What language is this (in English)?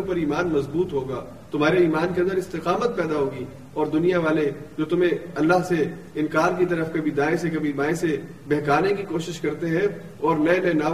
Urdu